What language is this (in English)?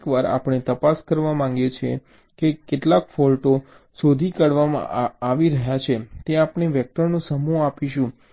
Gujarati